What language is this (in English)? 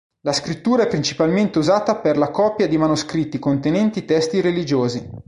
Italian